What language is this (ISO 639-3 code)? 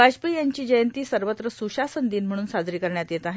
mar